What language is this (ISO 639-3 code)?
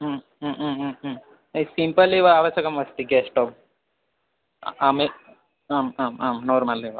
san